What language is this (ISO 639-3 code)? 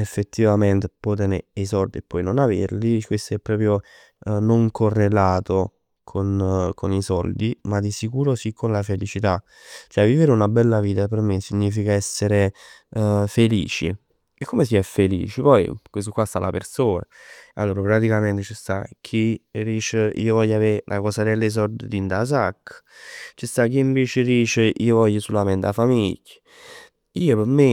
nap